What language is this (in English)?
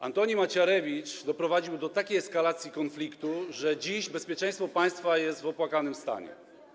Polish